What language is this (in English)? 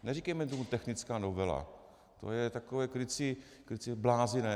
Czech